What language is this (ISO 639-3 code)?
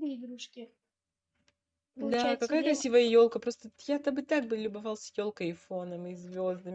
rus